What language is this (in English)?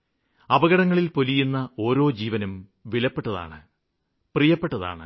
Malayalam